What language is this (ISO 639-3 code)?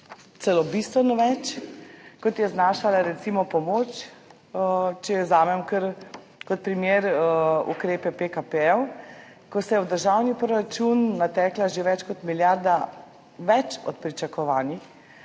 slv